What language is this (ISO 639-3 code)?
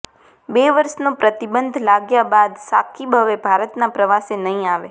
guj